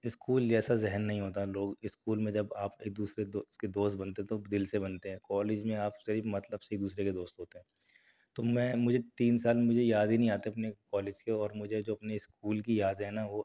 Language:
Urdu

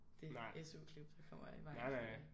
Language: Danish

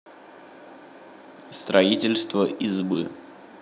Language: Russian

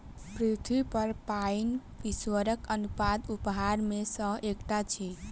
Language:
Maithili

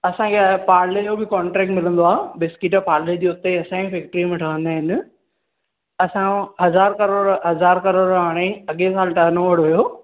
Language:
Sindhi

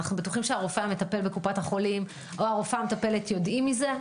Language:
Hebrew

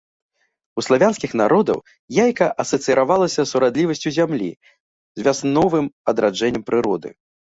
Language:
Belarusian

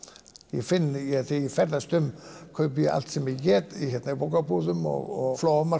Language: Icelandic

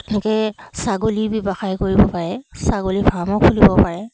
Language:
Assamese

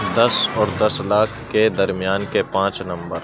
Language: Urdu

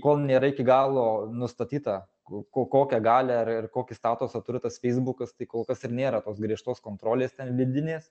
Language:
Lithuanian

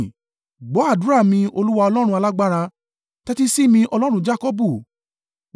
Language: Yoruba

